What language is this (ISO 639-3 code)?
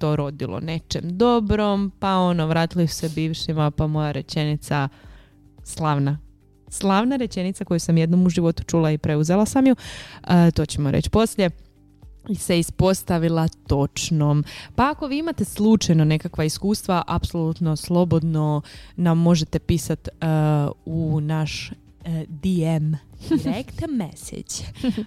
hrv